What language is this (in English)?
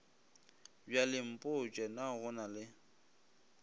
Northern Sotho